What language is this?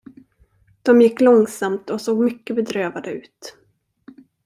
Swedish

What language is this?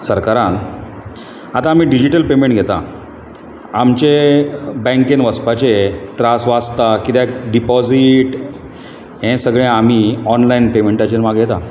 Konkani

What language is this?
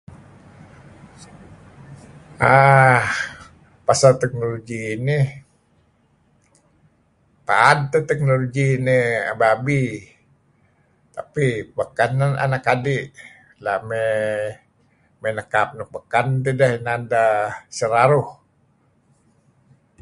Kelabit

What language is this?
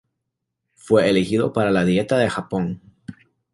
Spanish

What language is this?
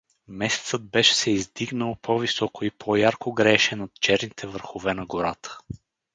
Bulgarian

